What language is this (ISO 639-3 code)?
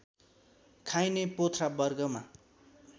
nep